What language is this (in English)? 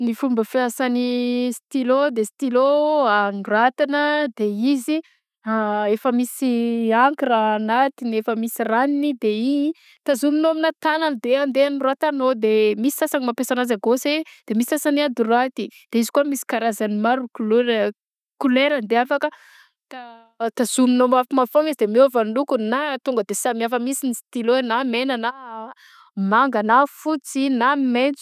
Southern Betsimisaraka Malagasy